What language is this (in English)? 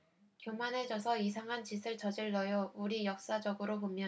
Korean